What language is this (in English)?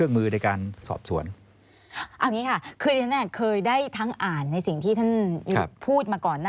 Thai